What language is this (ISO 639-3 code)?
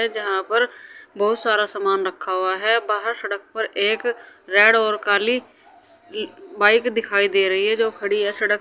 hin